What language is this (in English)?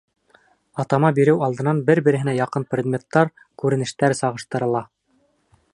Bashkir